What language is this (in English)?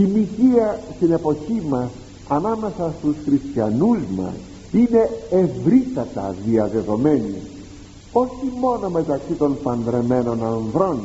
Greek